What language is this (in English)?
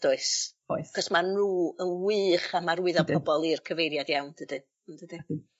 Welsh